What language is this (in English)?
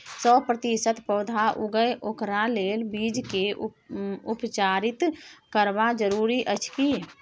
Maithili